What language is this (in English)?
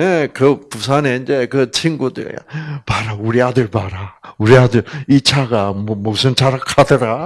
Korean